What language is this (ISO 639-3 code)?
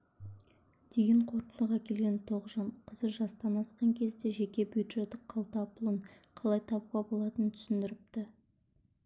kaz